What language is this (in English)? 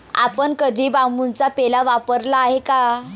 Marathi